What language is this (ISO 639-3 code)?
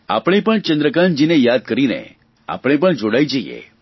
guj